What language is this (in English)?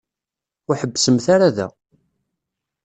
Kabyle